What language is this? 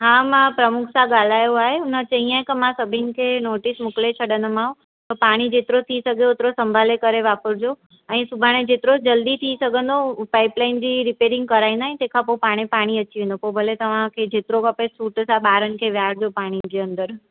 Sindhi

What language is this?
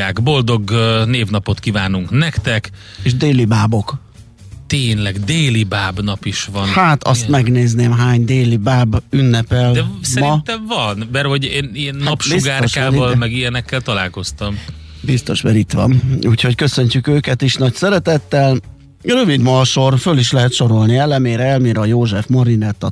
Hungarian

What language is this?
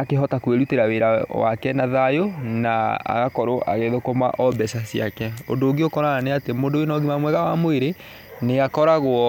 Kikuyu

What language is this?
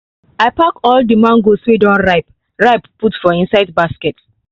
Nigerian Pidgin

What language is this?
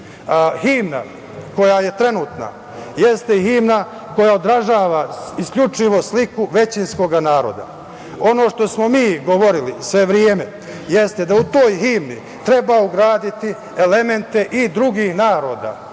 Serbian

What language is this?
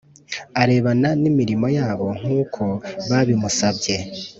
Kinyarwanda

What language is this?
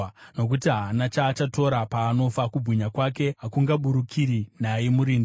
Shona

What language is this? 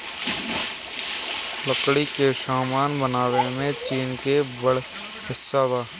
Bhojpuri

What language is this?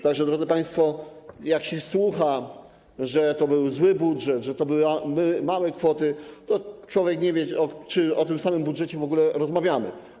Polish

